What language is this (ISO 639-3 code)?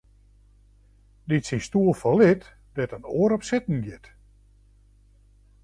fry